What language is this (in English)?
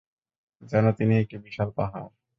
Bangla